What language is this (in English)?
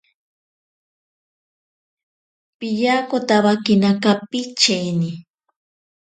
Ashéninka Perené